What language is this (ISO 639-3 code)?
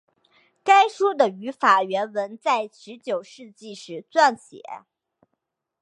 zho